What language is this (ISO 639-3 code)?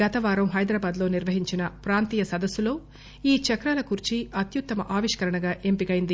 tel